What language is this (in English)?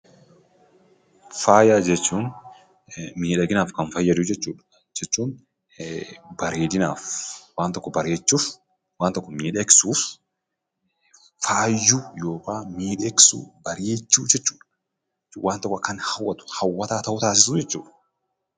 Oromo